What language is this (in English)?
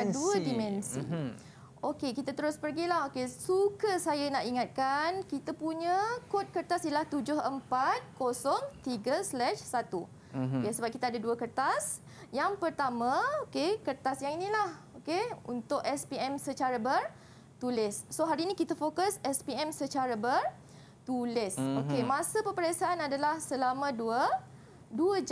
Malay